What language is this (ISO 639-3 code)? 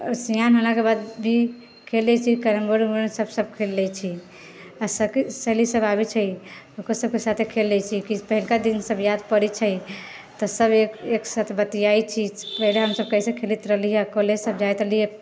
mai